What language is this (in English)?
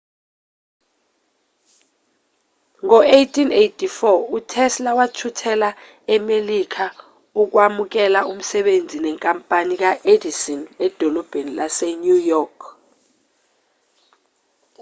Zulu